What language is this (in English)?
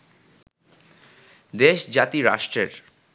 Bangla